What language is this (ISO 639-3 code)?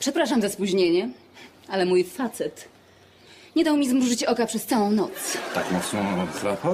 pol